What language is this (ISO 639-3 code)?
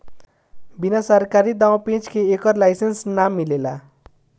bho